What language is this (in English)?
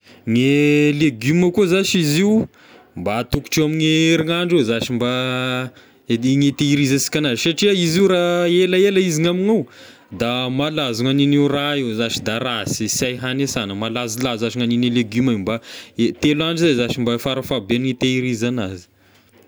Tesaka Malagasy